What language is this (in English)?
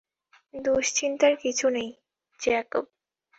Bangla